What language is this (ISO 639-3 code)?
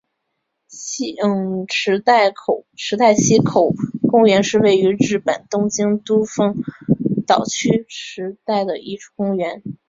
zho